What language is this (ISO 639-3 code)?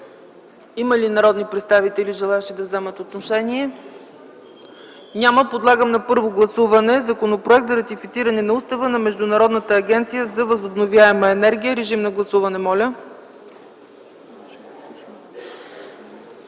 bul